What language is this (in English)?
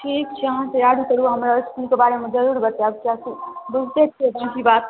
Maithili